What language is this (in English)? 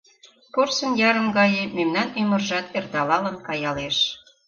Mari